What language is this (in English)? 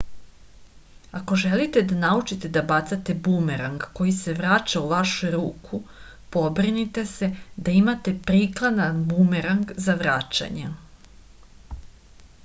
Serbian